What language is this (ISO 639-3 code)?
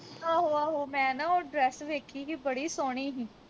pan